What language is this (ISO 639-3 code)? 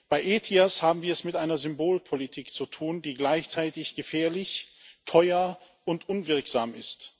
deu